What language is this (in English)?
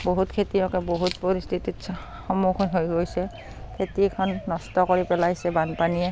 Assamese